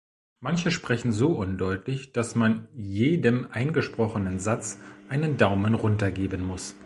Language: German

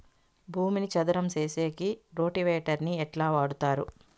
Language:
Telugu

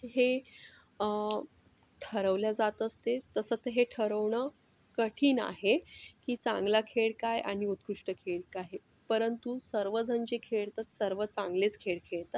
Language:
Marathi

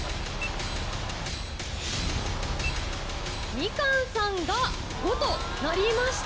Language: Japanese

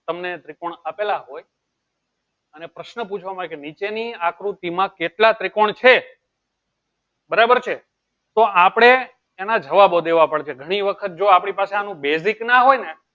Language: Gujarati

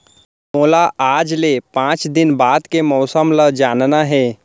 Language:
Chhattisgarhi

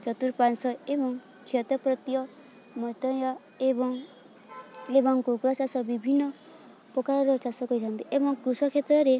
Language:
Odia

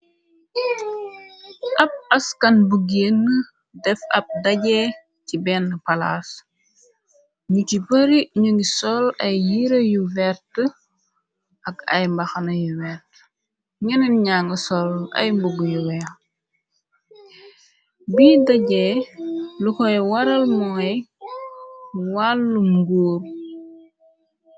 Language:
Wolof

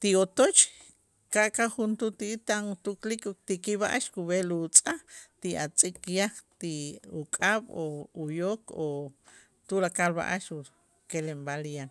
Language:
Itzá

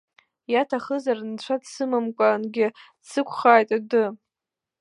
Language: Abkhazian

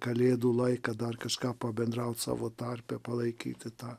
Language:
Lithuanian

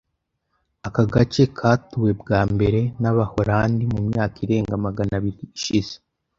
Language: Kinyarwanda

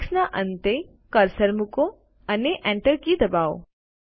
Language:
Gujarati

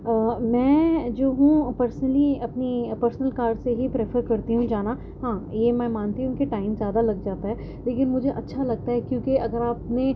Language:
Urdu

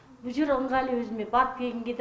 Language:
Kazakh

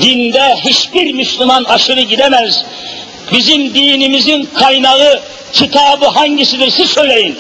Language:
Turkish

